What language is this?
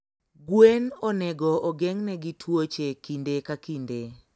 Luo (Kenya and Tanzania)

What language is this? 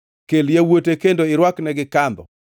Luo (Kenya and Tanzania)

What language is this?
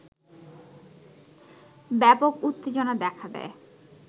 Bangla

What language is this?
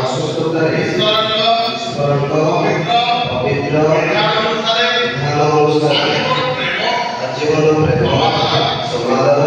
Marathi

